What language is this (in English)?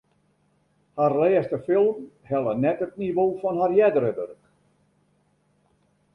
Western Frisian